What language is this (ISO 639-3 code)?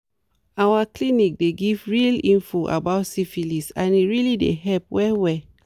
pcm